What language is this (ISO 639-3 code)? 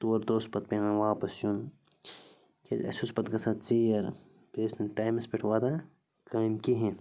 kas